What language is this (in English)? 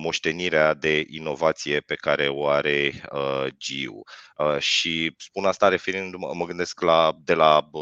Romanian